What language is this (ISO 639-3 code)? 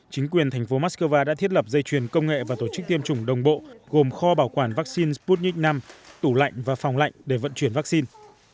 vie